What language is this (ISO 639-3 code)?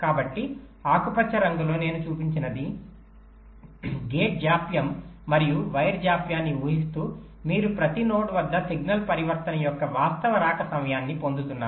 tel